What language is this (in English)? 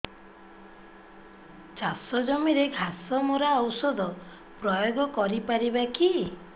Odia